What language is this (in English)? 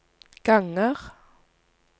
Norwegian